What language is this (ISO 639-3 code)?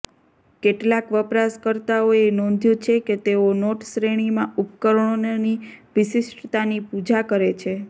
guj